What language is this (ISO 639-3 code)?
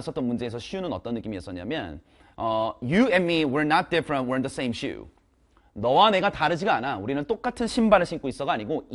kor